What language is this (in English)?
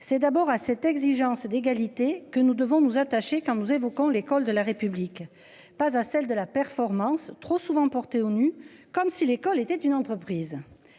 French